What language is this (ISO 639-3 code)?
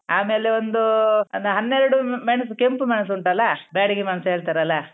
kan